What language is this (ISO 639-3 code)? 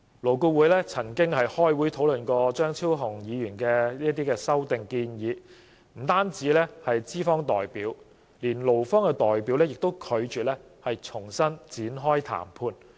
yue